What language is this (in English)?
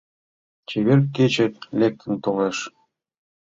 Mari